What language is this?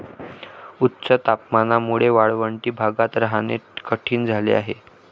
Marathi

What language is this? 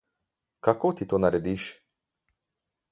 Slovenian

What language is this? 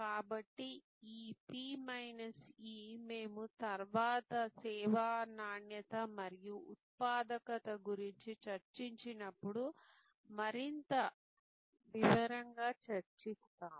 Telugu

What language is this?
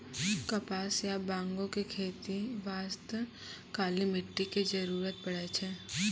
Maithili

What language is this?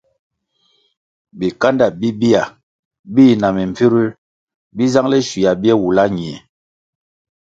Kwasio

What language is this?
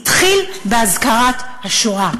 Hebrew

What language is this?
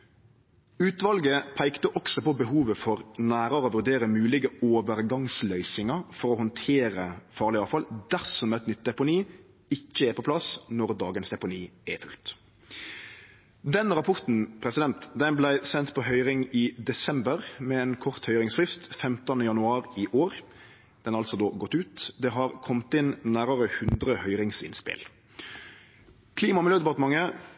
Norwegian Nynorsk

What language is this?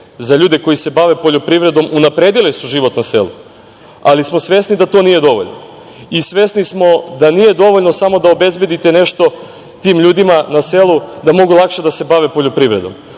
Serbian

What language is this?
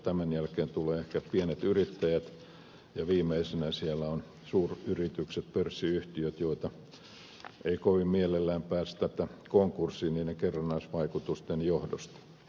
Finnish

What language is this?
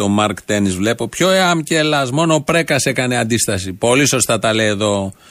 Greek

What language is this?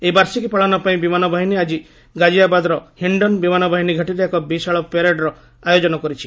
Odia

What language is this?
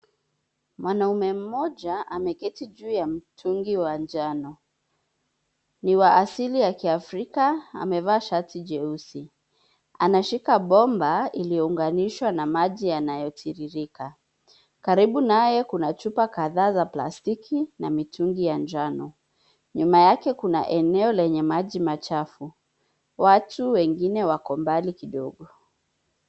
Swahili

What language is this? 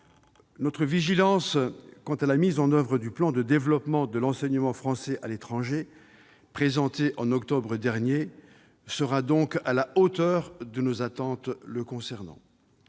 French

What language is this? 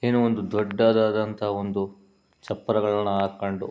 Kannada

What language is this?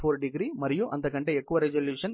Telugu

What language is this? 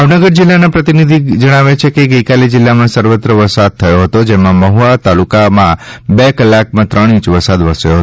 Gujarati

